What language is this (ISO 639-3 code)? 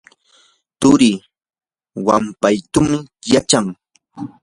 qur